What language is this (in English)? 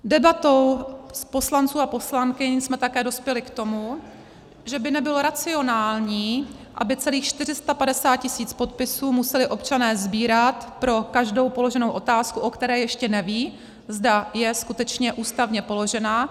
Czech